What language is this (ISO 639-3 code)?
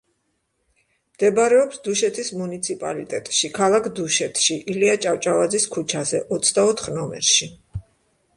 kat